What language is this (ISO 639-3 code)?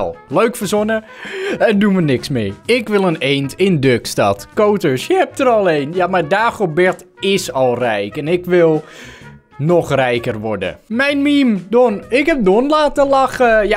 nld